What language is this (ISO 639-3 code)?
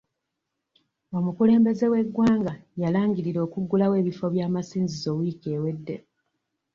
lug